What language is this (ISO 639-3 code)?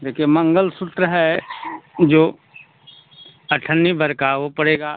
hin